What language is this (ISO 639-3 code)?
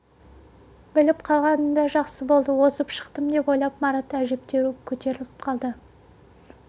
kaz